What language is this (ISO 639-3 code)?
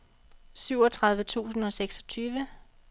dan